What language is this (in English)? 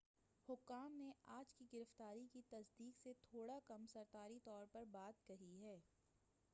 Urdu